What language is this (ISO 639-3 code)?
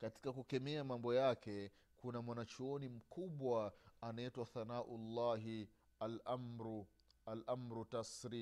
swa